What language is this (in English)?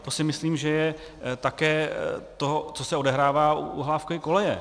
Czech